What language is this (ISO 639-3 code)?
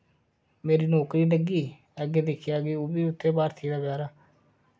doi